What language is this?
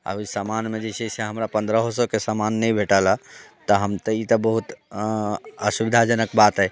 Maithili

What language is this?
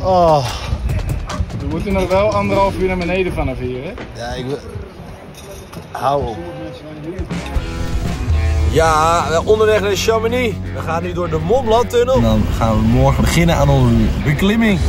Dutch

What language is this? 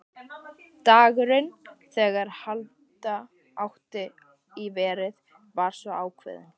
Icelandic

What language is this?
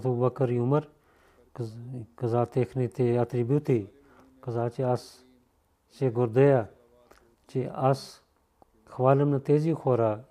Bulgarian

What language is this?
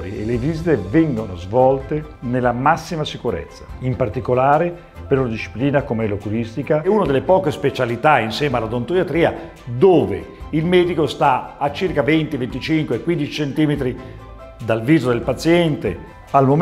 Italian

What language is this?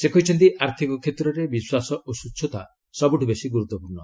Odia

